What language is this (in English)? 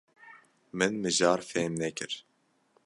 Kurdish